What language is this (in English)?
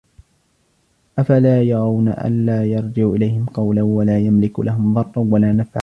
Arabic